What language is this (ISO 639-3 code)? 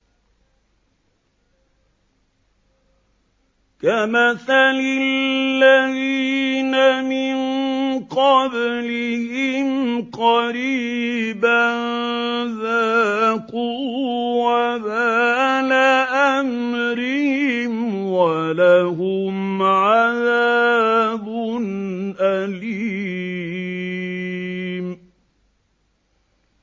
ara